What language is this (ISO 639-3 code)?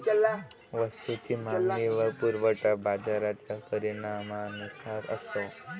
mar